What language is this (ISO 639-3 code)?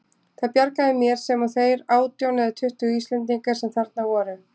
isl